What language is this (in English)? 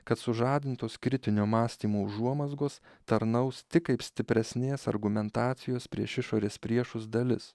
Lithuanian